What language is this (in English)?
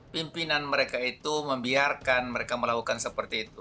Indonesian